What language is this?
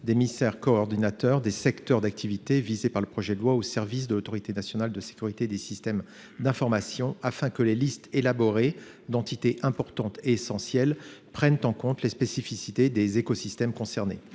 French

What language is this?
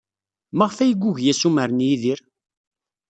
Kabyle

